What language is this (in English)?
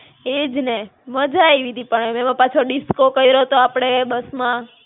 Gujarati